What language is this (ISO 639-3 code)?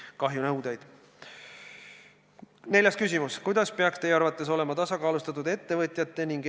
est